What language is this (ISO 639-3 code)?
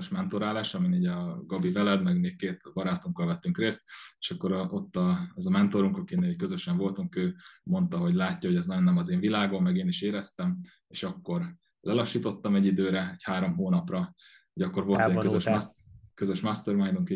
hun